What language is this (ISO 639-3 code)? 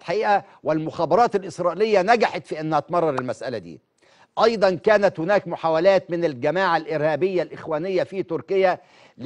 ara